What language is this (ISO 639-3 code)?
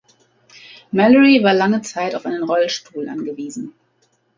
deu